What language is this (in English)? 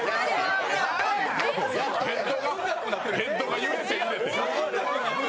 Japanese